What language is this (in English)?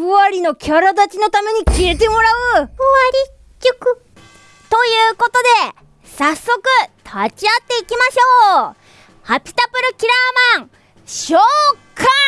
Japanese